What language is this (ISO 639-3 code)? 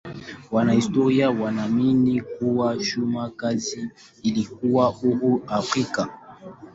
swa